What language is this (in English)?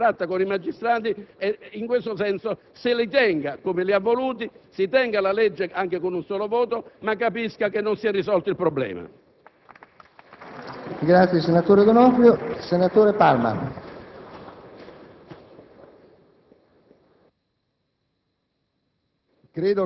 Italian